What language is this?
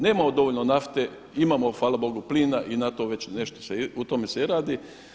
Croatian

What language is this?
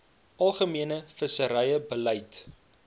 Afrikaans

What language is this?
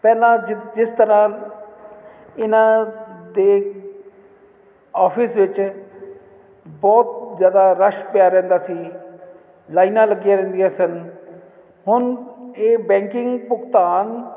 Punjabi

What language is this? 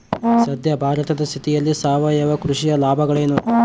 Kannada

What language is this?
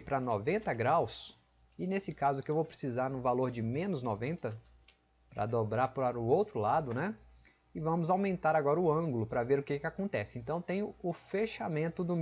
Portuguese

